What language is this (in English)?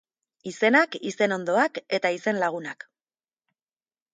Basque